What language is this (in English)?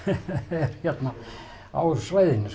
Icelandic